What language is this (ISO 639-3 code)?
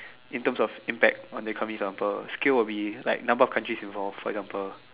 eng